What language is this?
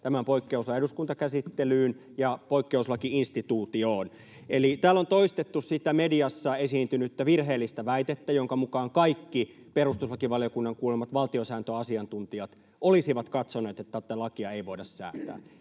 Finnish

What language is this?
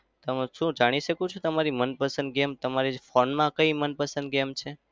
Gujarati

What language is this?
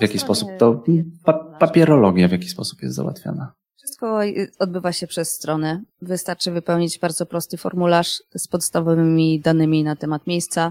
Polish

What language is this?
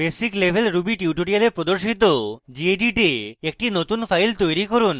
Bangla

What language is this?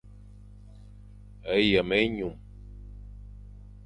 Fang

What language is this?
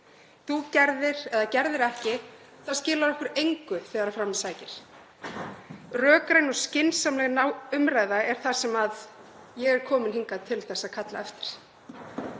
Icelandic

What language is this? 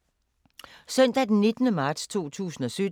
Danish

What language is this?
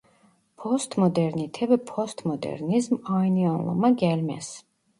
Turkish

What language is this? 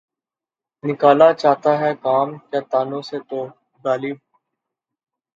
Urdu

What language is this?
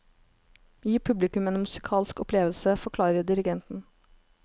Norwegian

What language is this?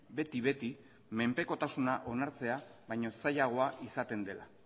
Basque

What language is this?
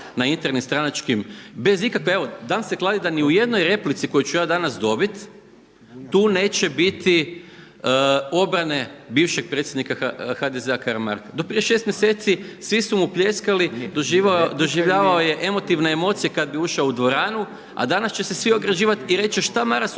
Croatian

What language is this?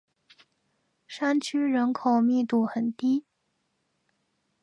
Chinese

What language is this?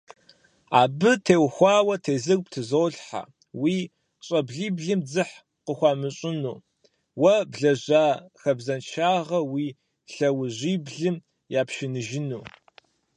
Kabardian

